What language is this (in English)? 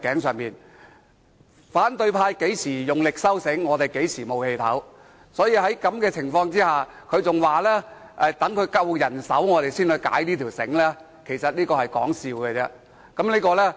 Cantonese